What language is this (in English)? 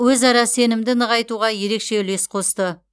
Kazakh